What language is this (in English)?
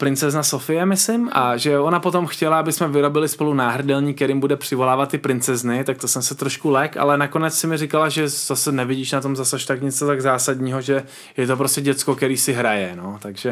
Czech